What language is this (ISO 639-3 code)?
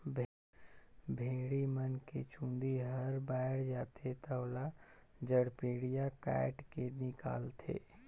hne